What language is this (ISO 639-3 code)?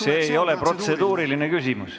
est